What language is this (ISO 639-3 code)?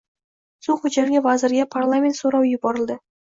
uzb